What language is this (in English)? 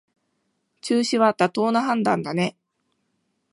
Japanese